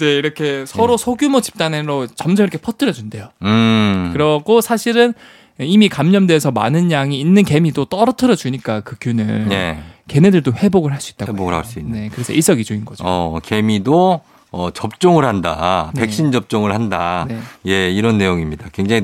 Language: Korean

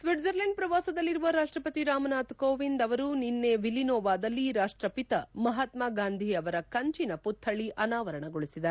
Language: Kannada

